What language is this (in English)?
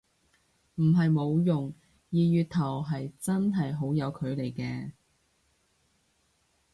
Cantonese